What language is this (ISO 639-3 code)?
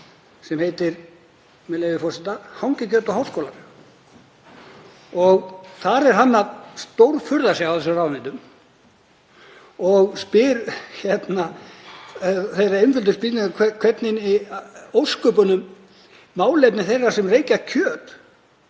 isl